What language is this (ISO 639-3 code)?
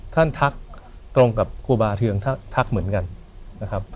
tha